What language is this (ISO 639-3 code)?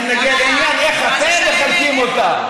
heb